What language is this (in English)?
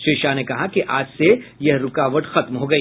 Hindi